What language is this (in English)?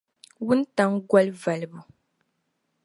Dagbani